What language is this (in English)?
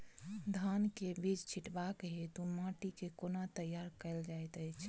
Maithili